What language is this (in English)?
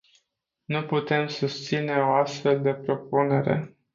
Romanian